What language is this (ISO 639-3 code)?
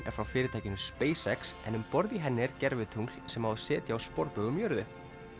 isl